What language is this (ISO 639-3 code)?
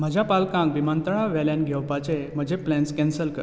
kok